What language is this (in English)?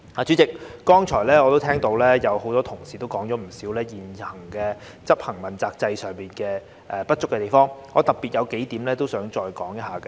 Cantonese